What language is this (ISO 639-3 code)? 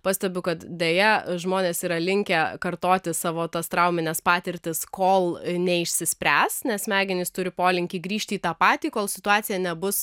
lit